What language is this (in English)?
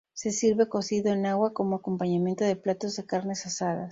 Spanish